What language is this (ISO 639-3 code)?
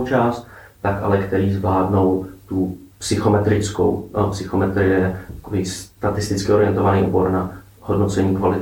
ces